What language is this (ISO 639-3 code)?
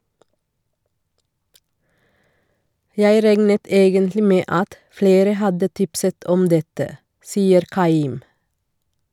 nor